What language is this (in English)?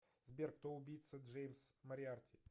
Russian